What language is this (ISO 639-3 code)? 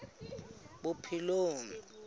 sot